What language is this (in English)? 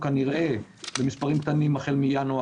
Hebrew